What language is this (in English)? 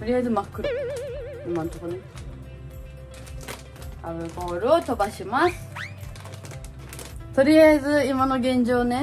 Japanese